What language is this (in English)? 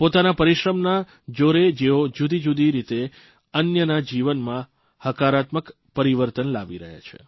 Gujarati